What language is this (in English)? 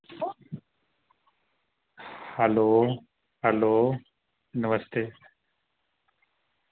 Dogri